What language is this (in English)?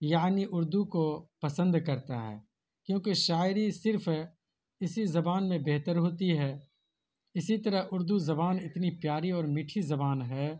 Urdu